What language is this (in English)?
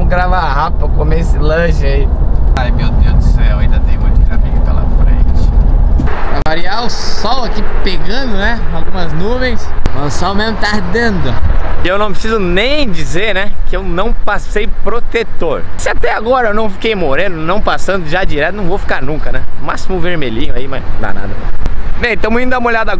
Portuguese